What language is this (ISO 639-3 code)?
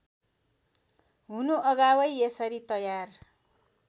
nep